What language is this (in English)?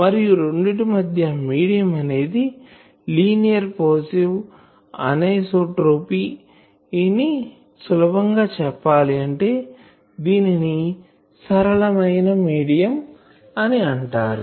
Telugu